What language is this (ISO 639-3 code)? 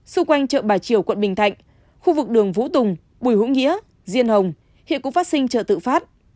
vie